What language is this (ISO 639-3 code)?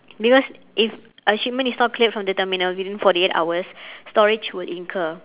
eng